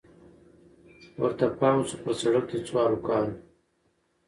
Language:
Pashto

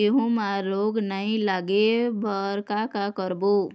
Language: Chhattisgarhi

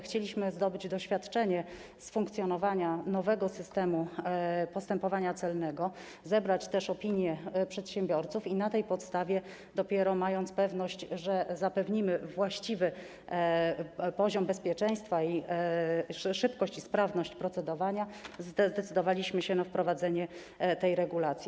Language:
Polish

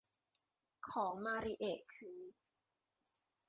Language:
Thai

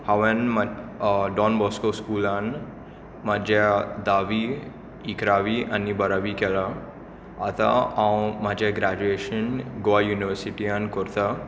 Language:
Konkani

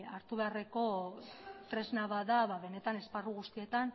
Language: Basque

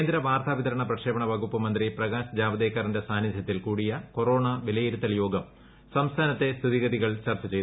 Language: Malayalam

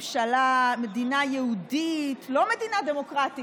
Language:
Hebrew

